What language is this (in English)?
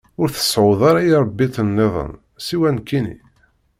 Kabyle